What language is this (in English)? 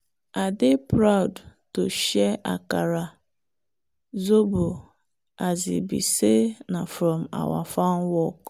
Nigerian Pidgin